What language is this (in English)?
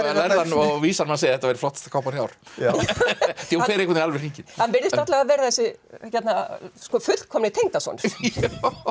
Icelandic